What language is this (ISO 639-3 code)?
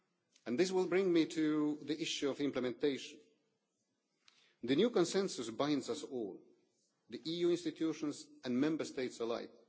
eng